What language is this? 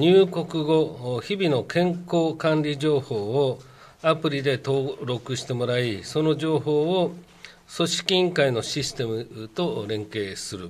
Japanese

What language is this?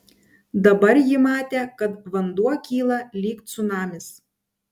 Lithuanian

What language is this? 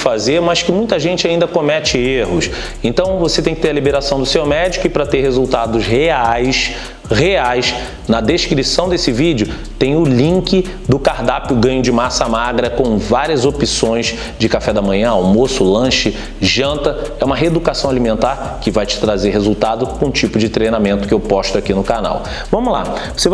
Portuguese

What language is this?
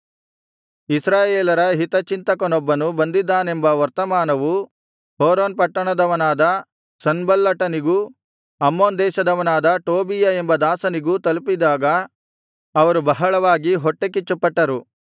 Kannada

